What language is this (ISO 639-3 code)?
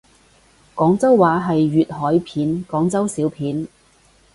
yue